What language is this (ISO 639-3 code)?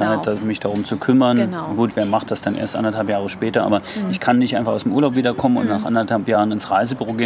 deu